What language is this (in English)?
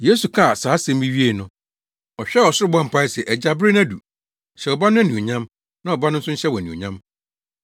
Akan